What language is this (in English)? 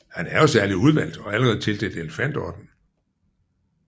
Danish